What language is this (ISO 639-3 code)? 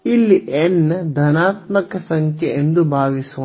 kan